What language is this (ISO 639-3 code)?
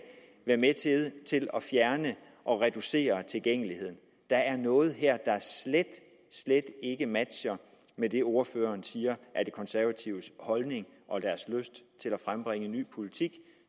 dan